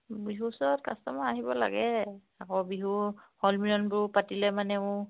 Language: Assamese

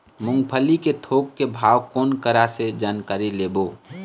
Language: Chhattisgarhi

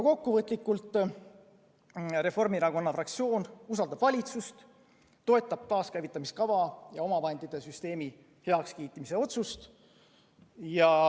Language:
Estonian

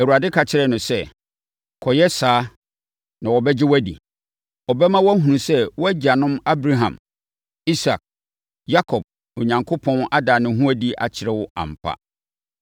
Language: Akan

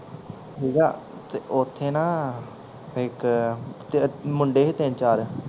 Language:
Punjabi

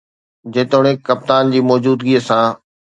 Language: Sindhi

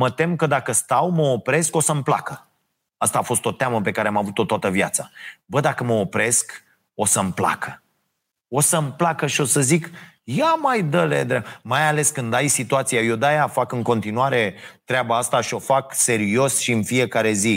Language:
Romanian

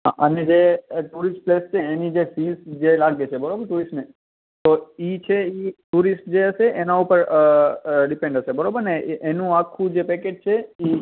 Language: Gujarati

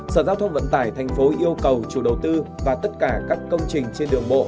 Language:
Vietnamese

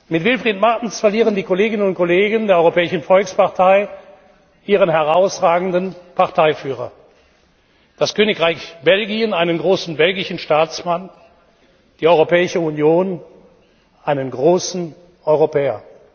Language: German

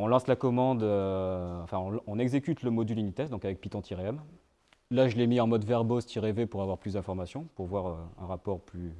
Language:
French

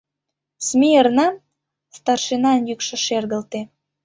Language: Mari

